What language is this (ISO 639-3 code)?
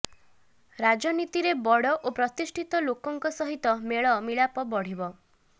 ori